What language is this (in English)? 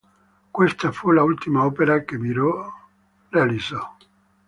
Italian